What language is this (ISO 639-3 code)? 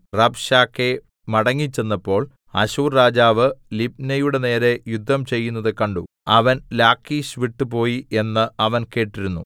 mal